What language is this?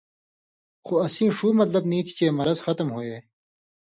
Indus Kohistani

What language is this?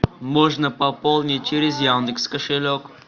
Russian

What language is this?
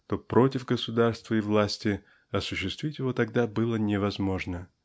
Russian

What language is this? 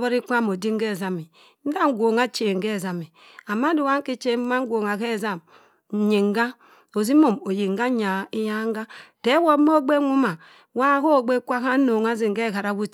Cross River Mbembe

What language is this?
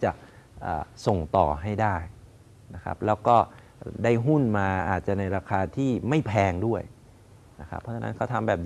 Thai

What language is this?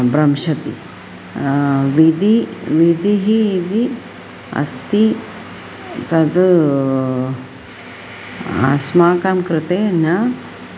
Sanskrit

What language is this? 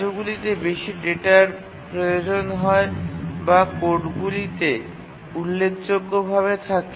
Bangla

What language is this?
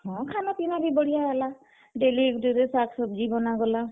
Odia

